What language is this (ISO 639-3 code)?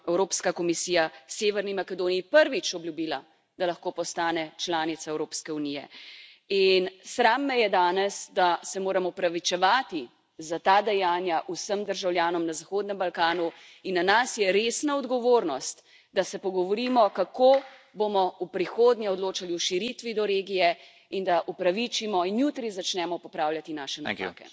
slv